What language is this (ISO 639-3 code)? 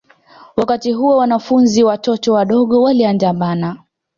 swa